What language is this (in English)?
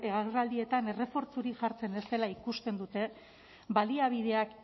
Basque